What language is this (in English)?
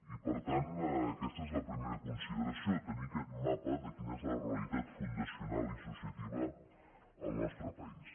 Catalan